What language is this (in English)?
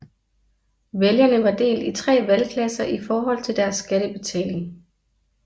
Danish